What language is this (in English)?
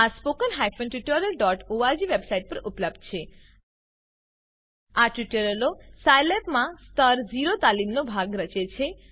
Gujarati